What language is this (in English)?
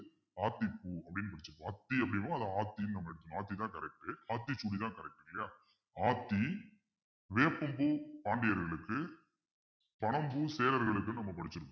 Tamil